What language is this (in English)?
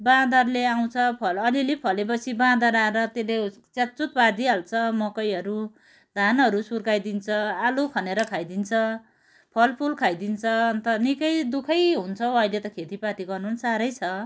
Nepali